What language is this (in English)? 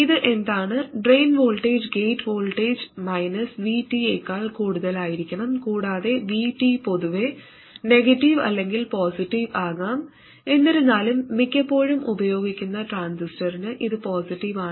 Malayalam